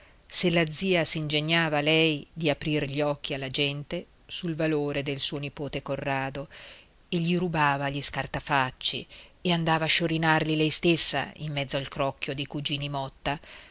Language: Italian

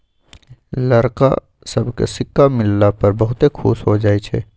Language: Magahi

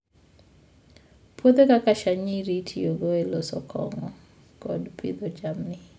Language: Luo (Kenya and Tanzania)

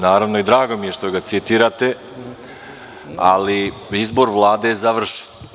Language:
Serbian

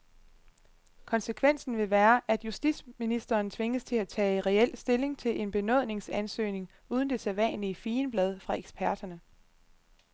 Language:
Danish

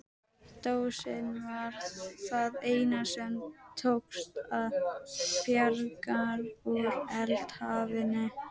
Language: Icelandic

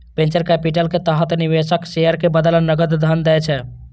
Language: Maithili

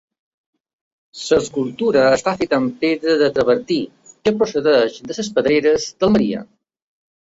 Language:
Catalan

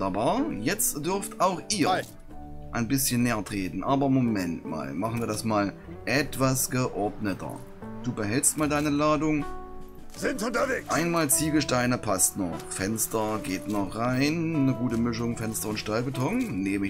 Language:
German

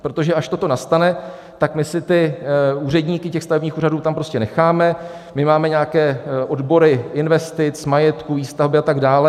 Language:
Czech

